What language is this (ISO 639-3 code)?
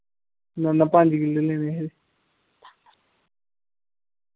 doi